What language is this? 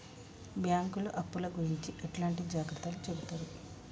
Telugu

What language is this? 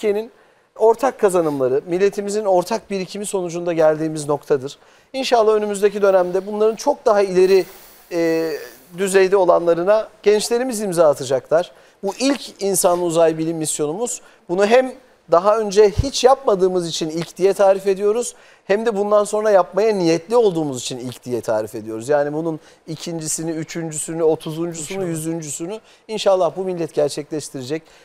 Turkish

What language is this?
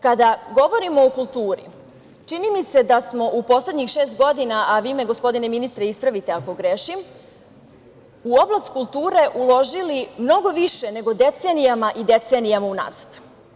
Serbian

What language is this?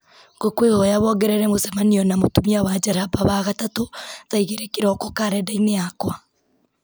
Kikuyu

